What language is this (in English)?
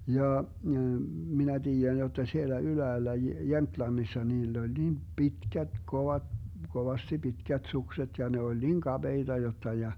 Finnish